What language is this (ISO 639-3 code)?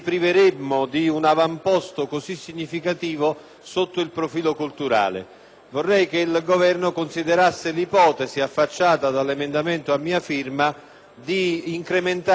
ita